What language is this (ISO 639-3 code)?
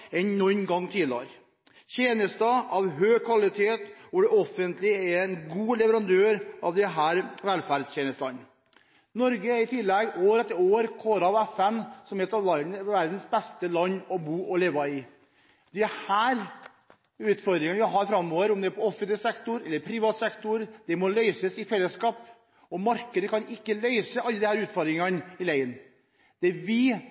nob